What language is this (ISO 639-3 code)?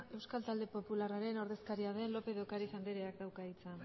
eus